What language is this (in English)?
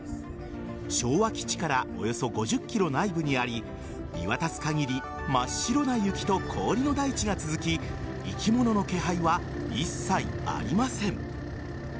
Japanese